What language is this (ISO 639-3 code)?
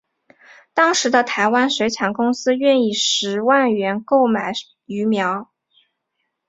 zho